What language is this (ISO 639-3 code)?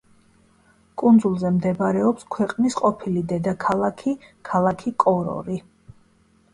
kat